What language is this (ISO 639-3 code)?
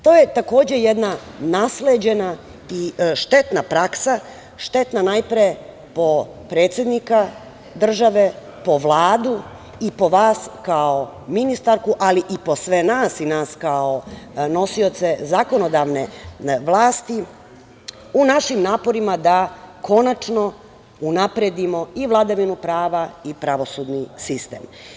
srp